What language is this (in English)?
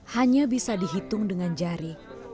Indonesian